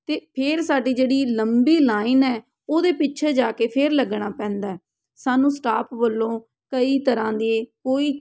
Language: Punjabi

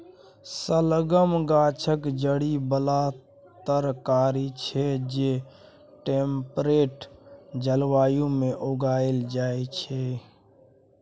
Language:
Maithili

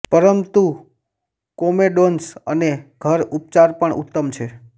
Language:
Gujarati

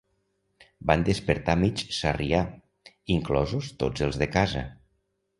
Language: Catalan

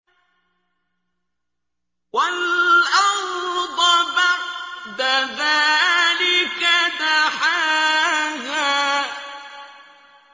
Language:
Arabic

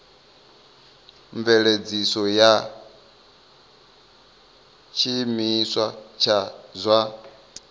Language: Venda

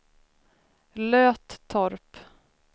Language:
Swedish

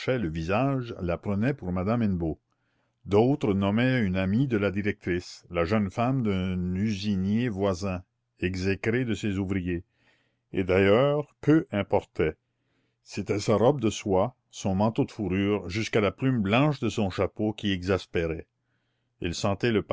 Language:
French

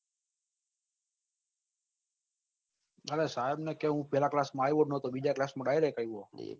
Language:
Gujarati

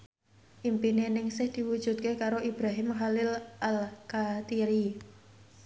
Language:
Javanese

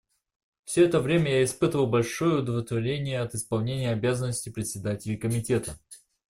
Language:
Russian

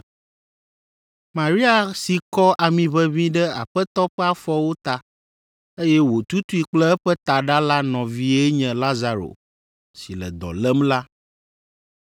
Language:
Ewe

